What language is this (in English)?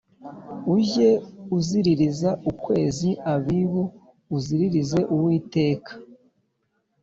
Kinyarwanda